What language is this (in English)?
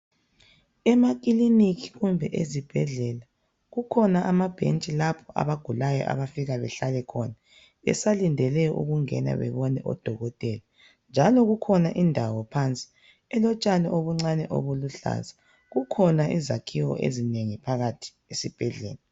North Ndebele